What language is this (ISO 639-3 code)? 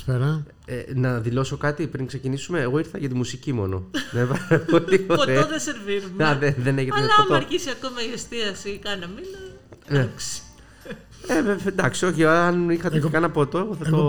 ell